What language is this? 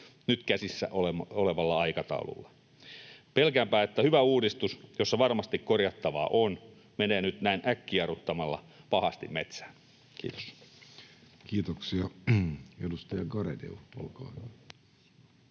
Finnish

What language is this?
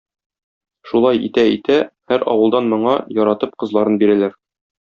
Tatar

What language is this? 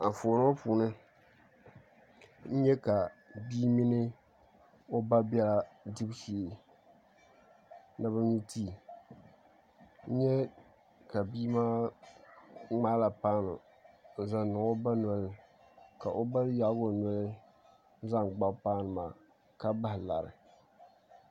Dagbani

